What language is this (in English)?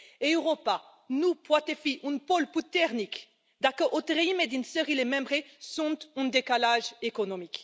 Romanian